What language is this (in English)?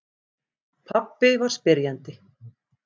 Icelandic